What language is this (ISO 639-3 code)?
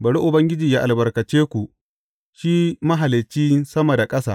hau